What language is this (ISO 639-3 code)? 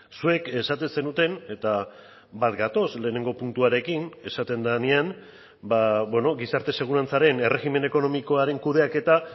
eus